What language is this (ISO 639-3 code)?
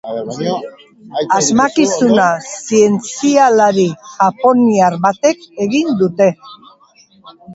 eus